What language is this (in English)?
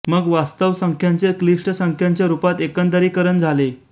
Marathi